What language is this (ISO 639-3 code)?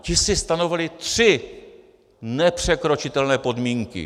ces